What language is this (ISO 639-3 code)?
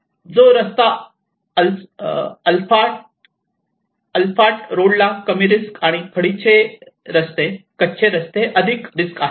mar